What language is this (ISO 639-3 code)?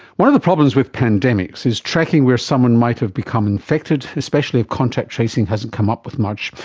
eng